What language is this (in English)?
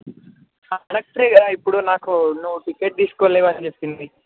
Telugu